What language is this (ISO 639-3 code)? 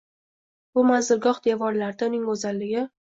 uzb